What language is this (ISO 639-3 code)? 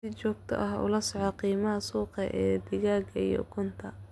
som